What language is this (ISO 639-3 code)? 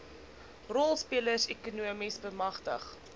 afr